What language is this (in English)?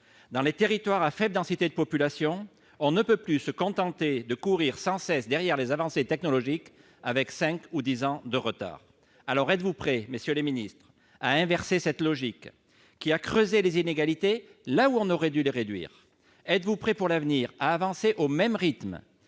French